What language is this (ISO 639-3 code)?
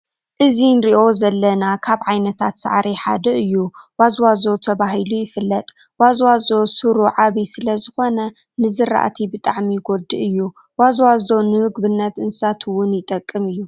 tir